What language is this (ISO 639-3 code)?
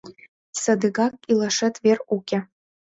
chm